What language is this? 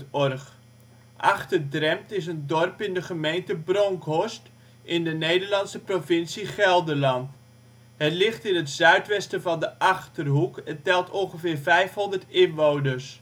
Dutch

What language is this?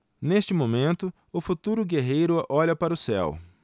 Portuguese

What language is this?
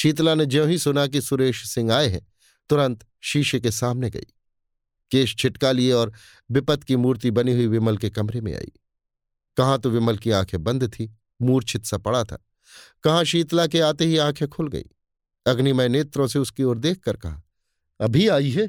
Hindi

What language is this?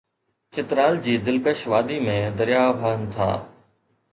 Sindhi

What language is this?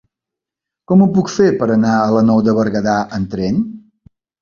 Catalan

